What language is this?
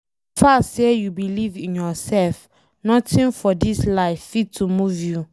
Nigerian Pidgin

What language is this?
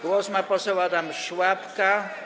Polish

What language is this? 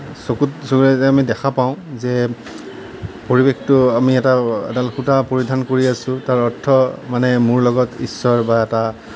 Assamese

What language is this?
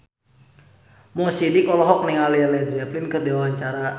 Sundanese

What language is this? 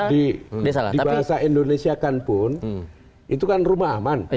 Indonesian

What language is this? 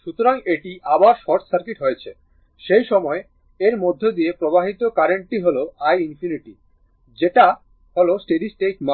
Bangla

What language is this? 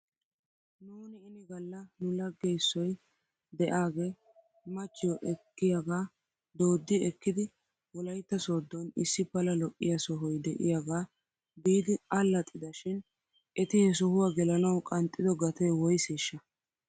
Wolaytta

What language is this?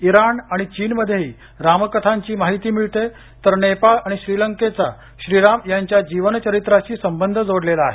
Marathi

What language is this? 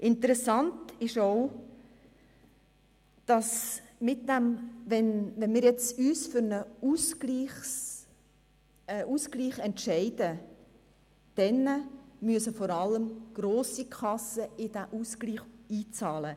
Swiss German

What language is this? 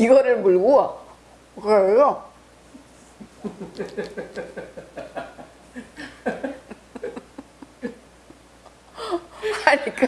Korean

